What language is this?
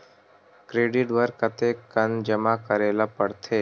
Chhattisgarhi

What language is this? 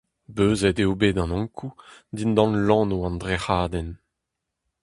Breton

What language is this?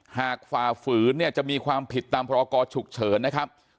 Thai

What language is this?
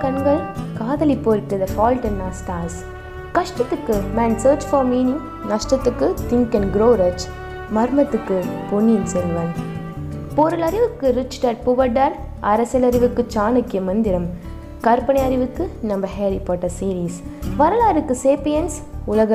Tamil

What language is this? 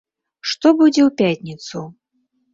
Belarusian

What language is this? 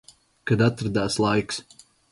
Latvian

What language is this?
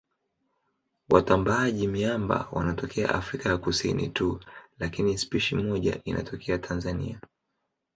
Swahili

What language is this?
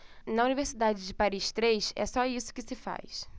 Portuguese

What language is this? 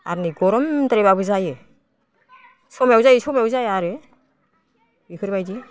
Bodo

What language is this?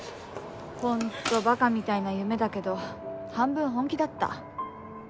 Japanese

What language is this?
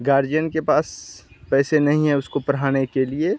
Hindi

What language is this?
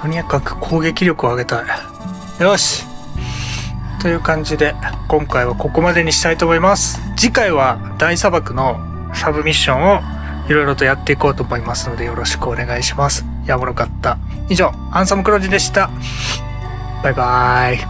Japanese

